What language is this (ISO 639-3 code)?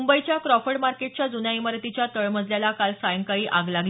mar